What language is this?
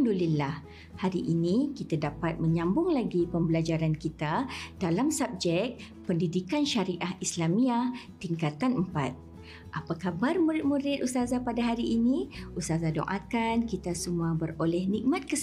Malay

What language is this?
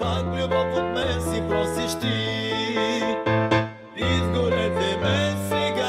Romanian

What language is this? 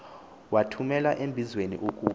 Xhosa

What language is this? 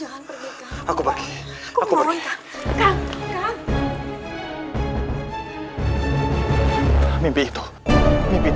Indonesian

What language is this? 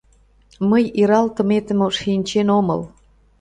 Mari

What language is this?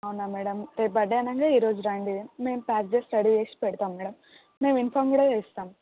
Telugu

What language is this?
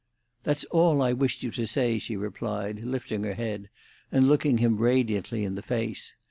English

